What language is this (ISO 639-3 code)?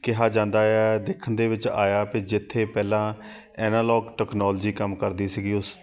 pan